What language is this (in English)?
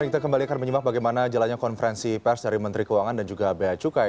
Indonesian